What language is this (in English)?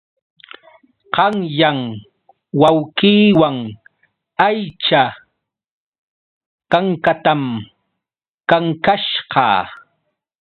Yauyos Quechua